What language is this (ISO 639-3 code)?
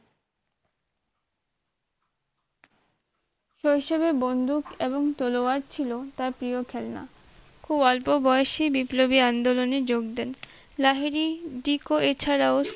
ben